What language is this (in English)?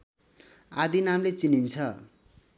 Nepali